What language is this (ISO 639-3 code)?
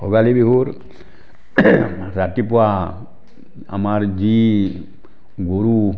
asm